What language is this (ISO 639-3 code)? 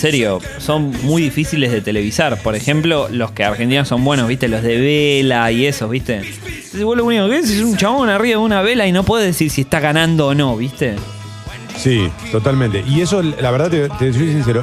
spa